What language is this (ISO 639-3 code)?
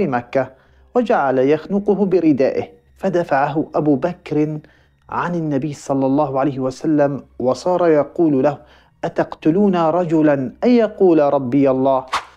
ara